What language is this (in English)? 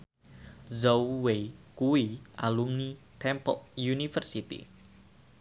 Javanese